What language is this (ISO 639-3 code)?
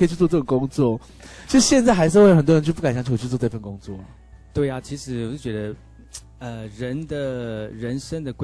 zho